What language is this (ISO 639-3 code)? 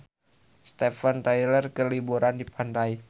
sun